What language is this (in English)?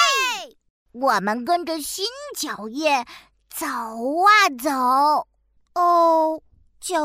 Chinese